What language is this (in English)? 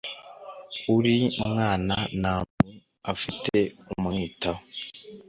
Kinyarwanda